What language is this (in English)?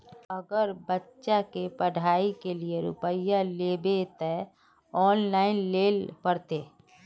Magahi